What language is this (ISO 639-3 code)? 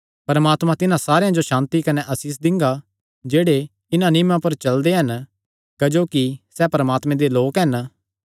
xnr